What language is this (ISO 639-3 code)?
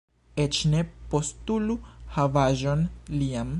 epo